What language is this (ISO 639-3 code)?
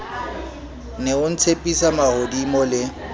sot